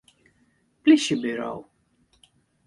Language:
Western Frisian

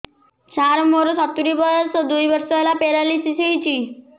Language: Odia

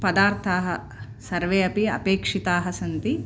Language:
Sanskrit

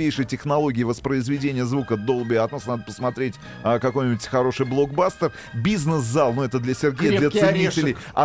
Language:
Russian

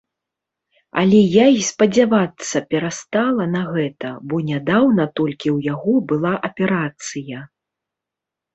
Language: Belarusian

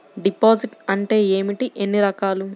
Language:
Telugu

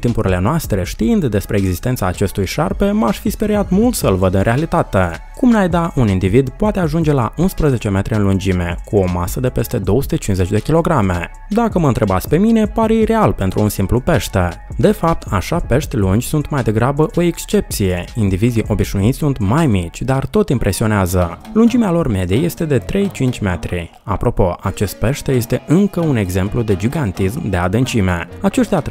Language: Romanian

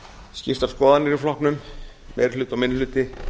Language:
Icelandic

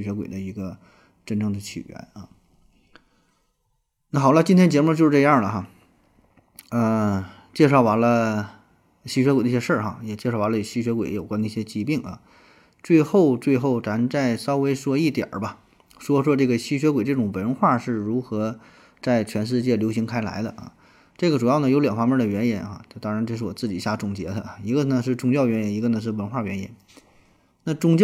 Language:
Chinese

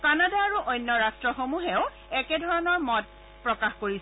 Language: Assamese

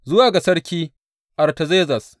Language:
Hausa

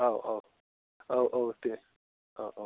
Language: Bodo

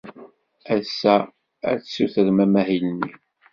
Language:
Kabyle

